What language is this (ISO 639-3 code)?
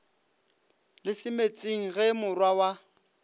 nso